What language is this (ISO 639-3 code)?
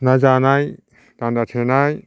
brx